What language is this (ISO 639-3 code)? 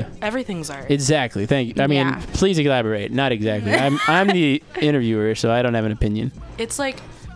eng